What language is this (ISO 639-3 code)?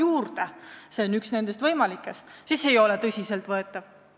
est